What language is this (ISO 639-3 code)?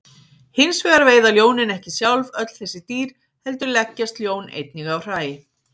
isl